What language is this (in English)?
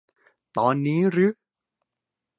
Thai